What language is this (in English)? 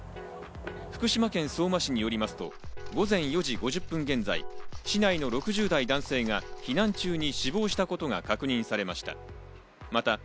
Japanese